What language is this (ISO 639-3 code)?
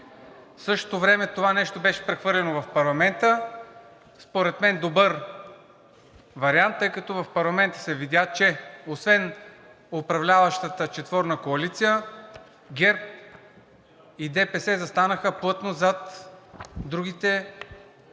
bul